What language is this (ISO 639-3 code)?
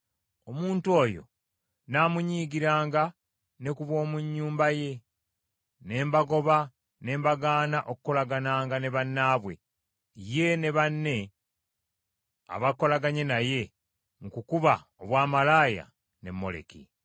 lug